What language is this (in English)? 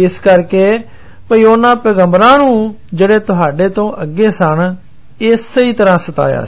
Hindi